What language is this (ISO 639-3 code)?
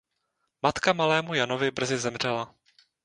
ces